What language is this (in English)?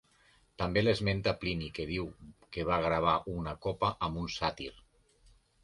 Catalan